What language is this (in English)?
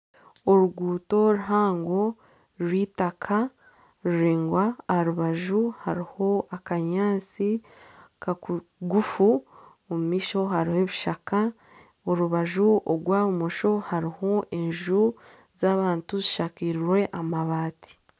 Nyankole